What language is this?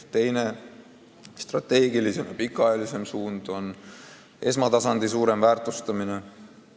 Estonian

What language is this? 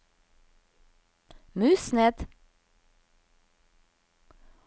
Norwegian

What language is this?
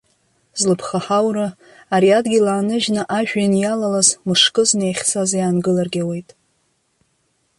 Abkhazian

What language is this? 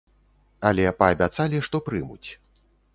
Belarusian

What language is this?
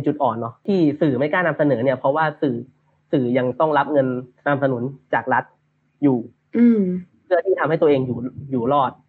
Thai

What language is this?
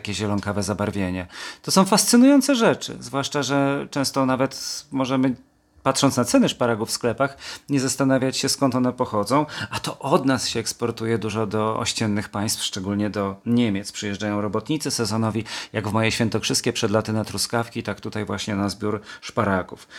Polish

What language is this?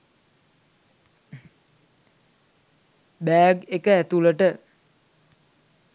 Sinhala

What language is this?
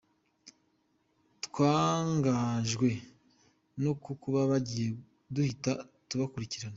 Kinyarwanda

